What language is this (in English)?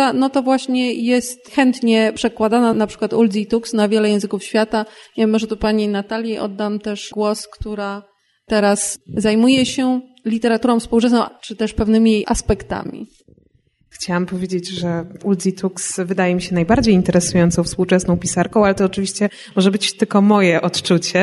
Polish